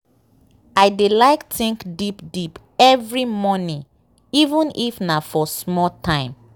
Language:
Nigerian Pidgin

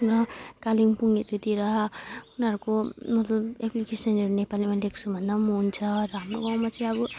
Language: Nepali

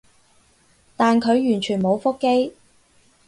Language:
Cantonese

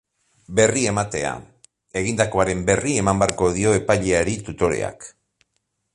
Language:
Basque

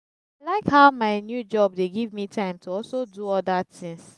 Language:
Nigerian Pidgin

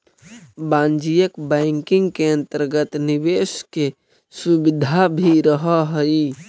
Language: Magahi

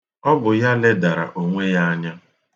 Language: Igbo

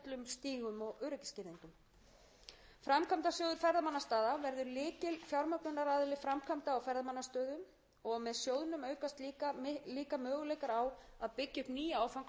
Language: Icelandic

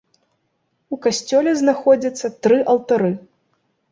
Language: Belarusian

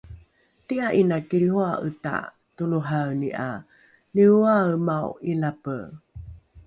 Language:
Rukai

